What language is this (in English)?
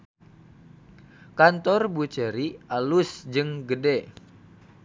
Sundanese